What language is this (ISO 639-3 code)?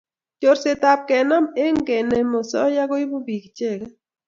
kln